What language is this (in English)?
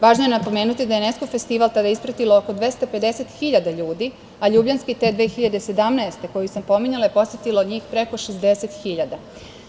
Serbian